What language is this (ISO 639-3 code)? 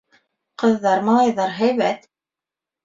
bak